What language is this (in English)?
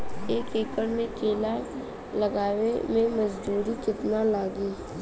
Bhojpuri